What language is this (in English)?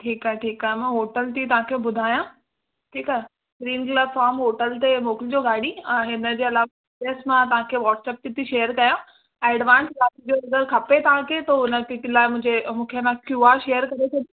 Sindhi